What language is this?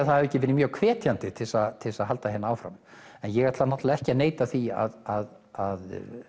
Icelandic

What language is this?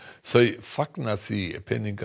Icelandic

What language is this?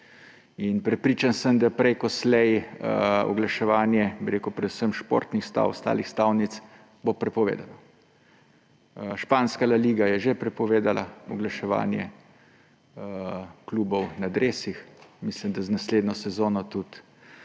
Slovenian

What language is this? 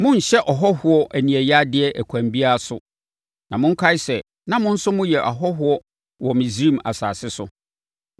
Akan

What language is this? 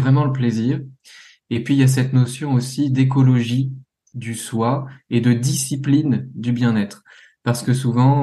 French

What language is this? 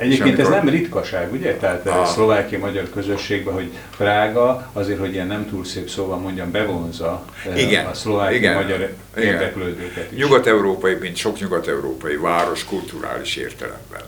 Hungarian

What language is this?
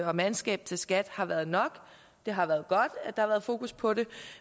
Danish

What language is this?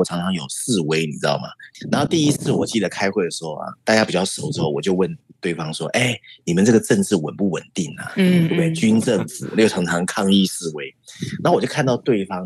Chinese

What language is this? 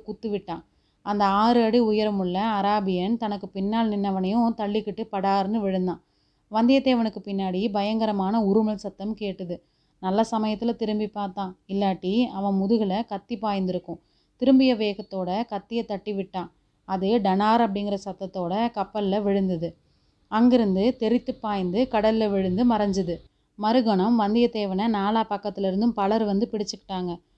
Tamil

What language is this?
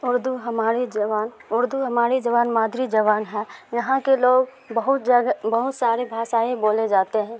Urdu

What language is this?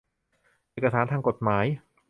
Thai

